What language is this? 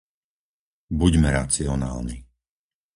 Slovak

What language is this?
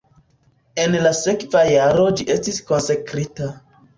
Esperanto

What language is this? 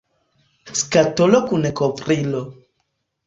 Esperanto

